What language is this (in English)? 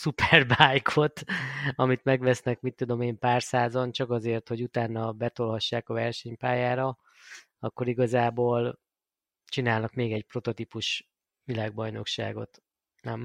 Hungarian